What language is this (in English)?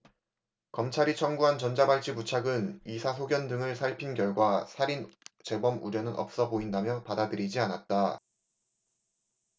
Korean